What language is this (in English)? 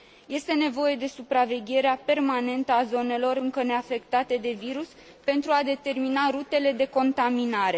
Romanian